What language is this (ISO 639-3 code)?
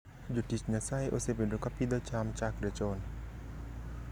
luo